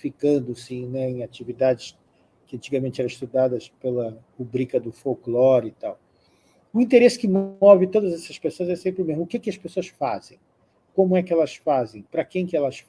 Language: Portuguese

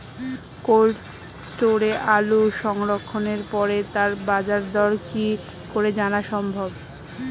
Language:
Bangla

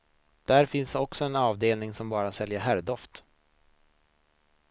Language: Swedish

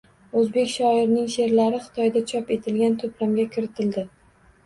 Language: Uzbek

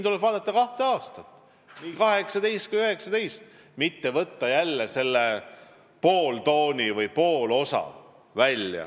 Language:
Estonian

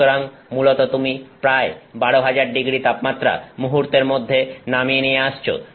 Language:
Bangla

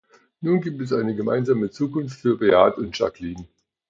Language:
German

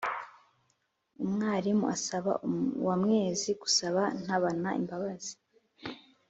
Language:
Kinyarwanda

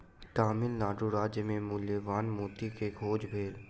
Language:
Maithili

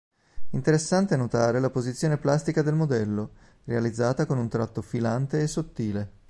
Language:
Italian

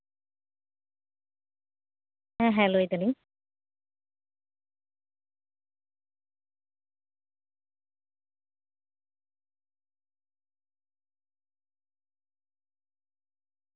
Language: Santali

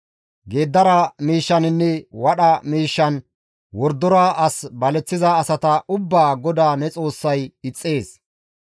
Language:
Gamo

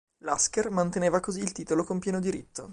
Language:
Italian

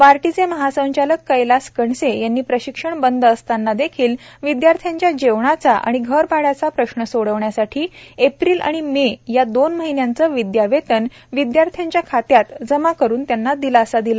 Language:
Marathi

